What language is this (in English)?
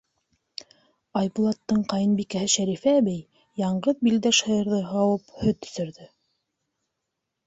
Bashkir